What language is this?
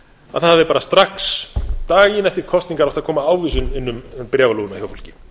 Icelandic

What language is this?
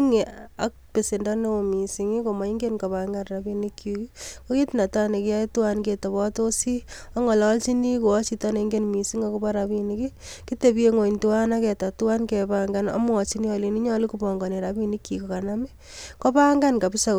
Kalenjin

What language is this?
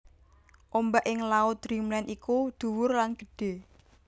Javanese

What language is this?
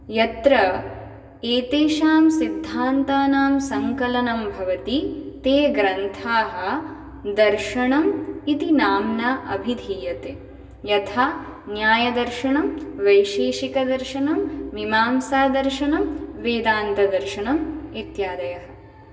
Sanskrit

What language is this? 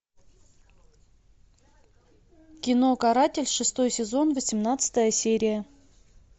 Russian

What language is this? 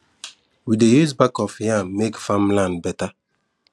Nigerian Pidgin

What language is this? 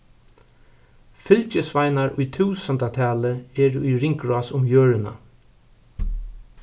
Faroese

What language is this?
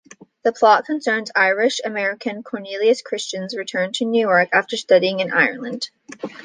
English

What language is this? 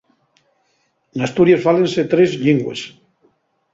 Asturian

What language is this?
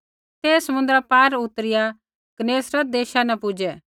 Kullu Pahari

